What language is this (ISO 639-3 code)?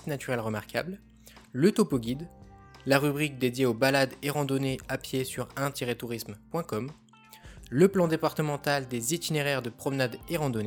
fra